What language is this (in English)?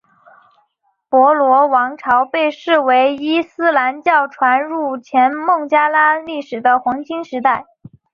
Chinese